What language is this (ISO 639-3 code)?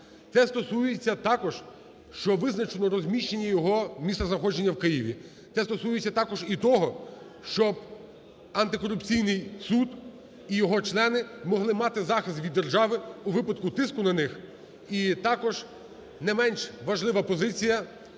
ukr